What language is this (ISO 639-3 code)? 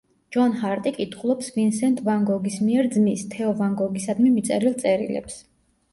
kat